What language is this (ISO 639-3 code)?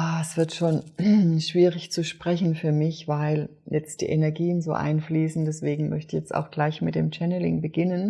deu